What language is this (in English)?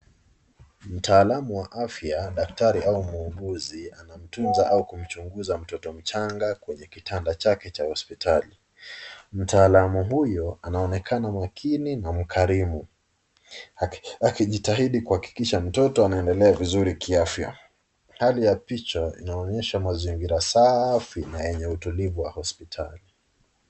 Swahili